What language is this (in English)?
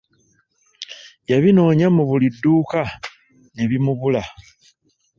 Ganda